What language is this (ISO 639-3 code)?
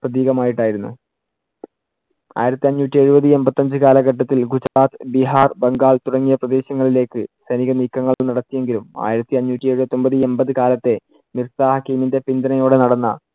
mal